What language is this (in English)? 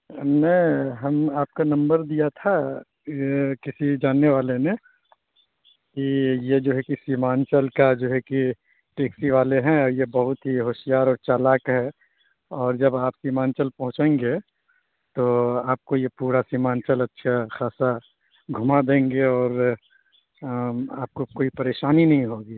Urdu